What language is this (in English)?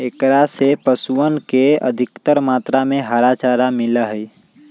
Magahi